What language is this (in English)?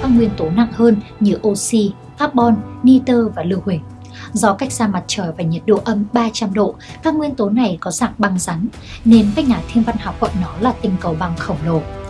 Vietnamese